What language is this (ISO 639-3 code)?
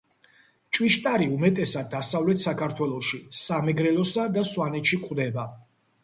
kat